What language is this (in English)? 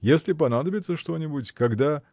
Russian